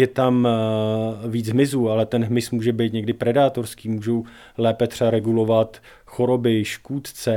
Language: Czech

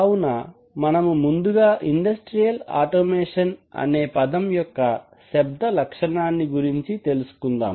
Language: Telugu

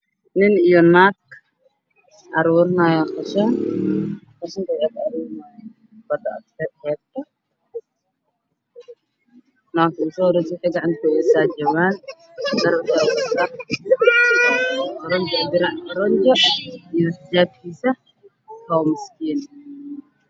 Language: Somali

